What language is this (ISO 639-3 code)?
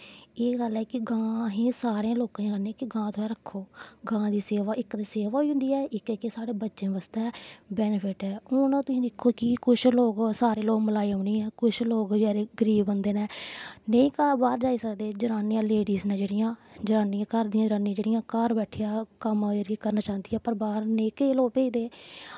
doi